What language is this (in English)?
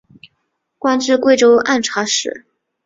Chinese